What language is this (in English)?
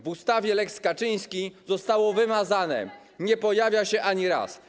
Polish